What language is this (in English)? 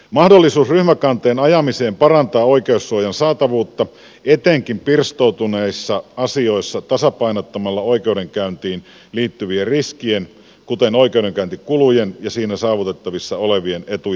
Finnish